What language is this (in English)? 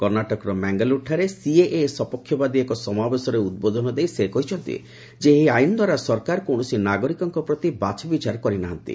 Odia